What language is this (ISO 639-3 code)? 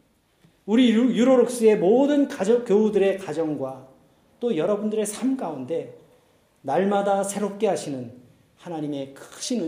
kor